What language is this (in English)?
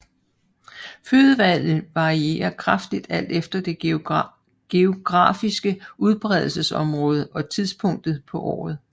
Danish